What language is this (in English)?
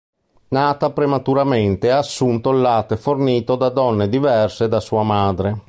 Italian